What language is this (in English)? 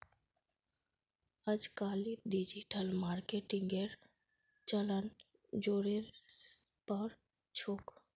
Magahi